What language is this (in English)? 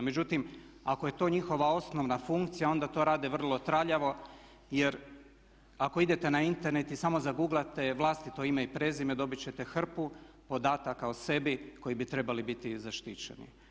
Croatian